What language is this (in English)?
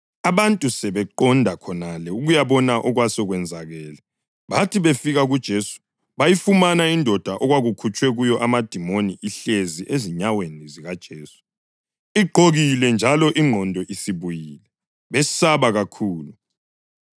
North Ndebele